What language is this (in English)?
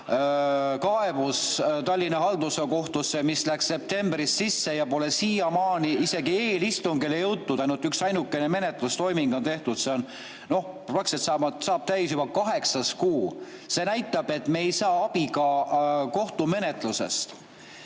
Estonian